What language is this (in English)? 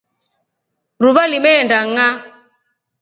Rombo